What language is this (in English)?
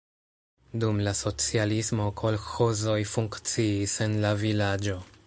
Esperanto